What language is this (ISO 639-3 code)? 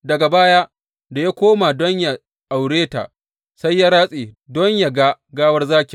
hau